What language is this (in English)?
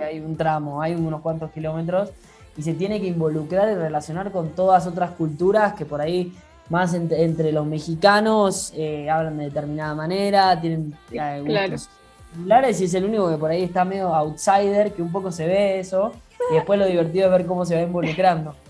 Spanish